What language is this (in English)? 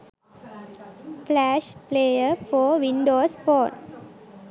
Sinhala